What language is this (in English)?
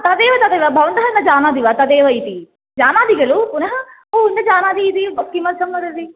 Sanskrit